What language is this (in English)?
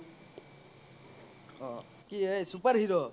Assamese